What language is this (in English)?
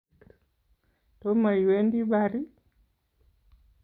Kalenjin